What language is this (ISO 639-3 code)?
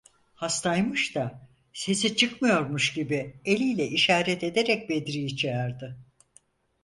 tur